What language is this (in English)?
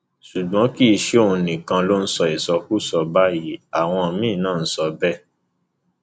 Yoruba